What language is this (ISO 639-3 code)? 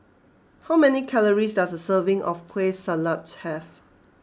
eng